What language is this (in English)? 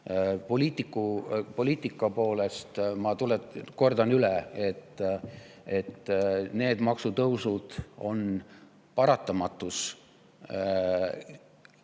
Estonian